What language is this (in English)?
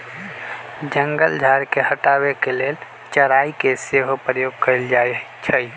Magahi